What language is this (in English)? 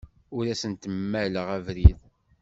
Kabyle